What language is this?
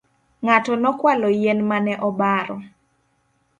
Luo (Kenya and Tanzania)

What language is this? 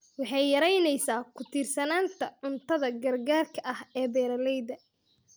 Somali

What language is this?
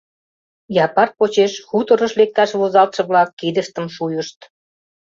Mari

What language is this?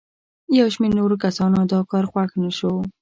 Pashto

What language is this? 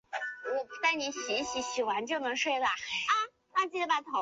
Chinese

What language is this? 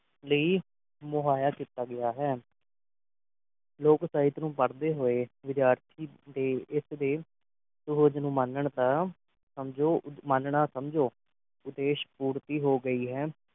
Punjabi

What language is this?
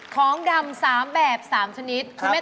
Thai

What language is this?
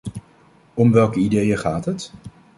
Dutch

